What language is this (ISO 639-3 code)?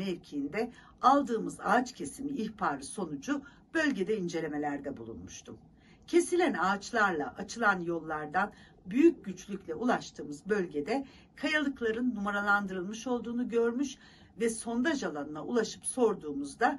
tur